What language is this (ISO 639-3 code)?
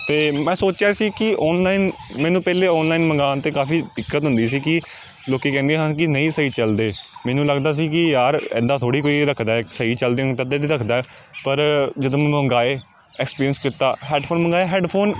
pan